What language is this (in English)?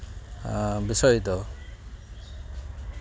Santali